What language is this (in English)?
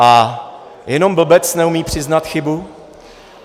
Czech